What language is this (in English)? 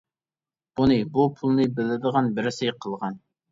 Uyghur